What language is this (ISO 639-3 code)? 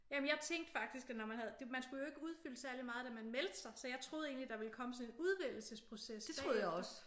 dan